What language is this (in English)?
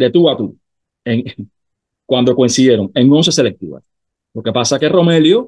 Spanish